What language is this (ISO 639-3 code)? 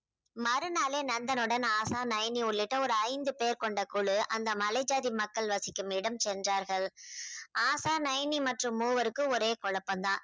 tam